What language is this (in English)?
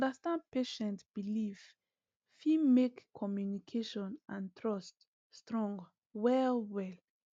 Nigerian Pidgin